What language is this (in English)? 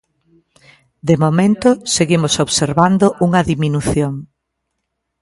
Galician